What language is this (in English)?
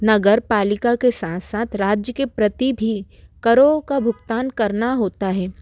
Hindi